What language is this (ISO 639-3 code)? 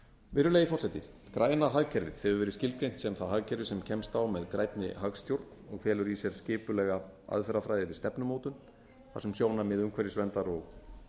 isl